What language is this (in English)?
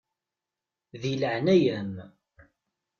Kabyle